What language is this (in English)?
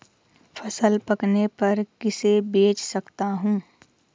Hindi